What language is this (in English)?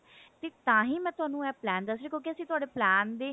Punjabi